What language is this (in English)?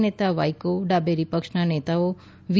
Gujarati